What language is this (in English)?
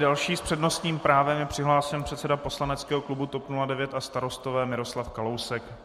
Czech